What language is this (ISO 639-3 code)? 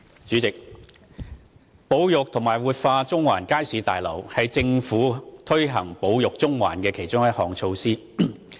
yue